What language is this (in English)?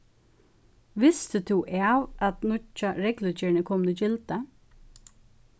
Faroese